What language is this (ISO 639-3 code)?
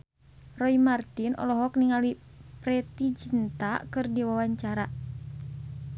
sun